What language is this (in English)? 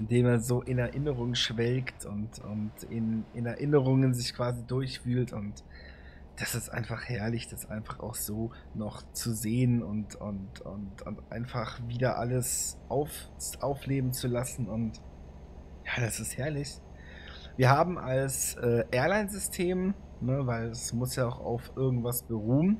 German